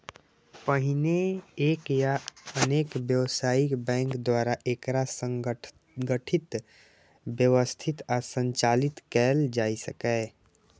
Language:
Maithili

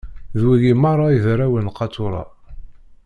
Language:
Kabyle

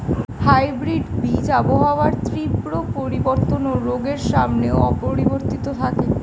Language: Bangla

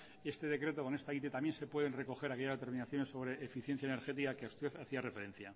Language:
Spanish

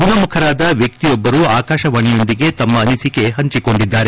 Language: Kannada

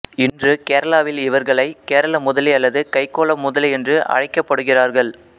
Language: Tamil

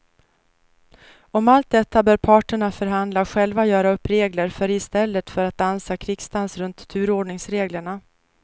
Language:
Swedish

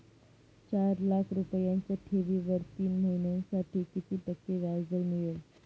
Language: Marathi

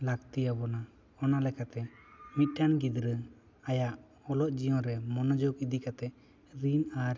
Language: Santali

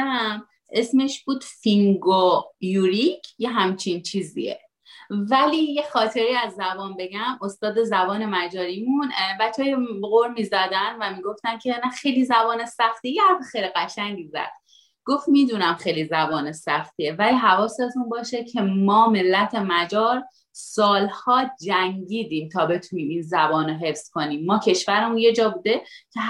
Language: Persian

